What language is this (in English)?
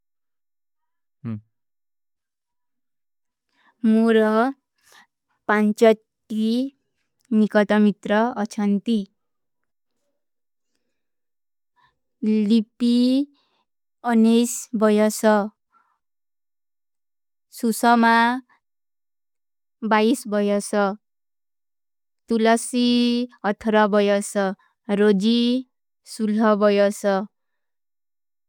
Kui (India)